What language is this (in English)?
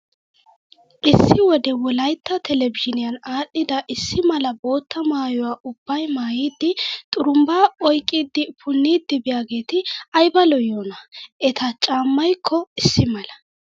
Wolaytta